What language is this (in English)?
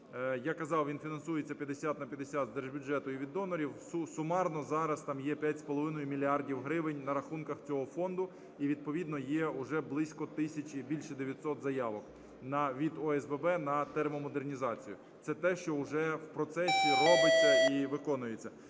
Ukrainian